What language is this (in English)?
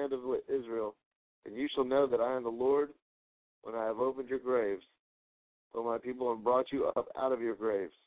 English